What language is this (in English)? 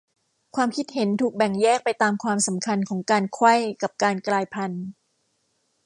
Thai